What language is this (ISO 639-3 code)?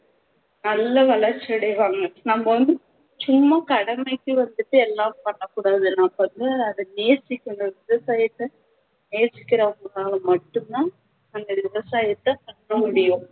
tam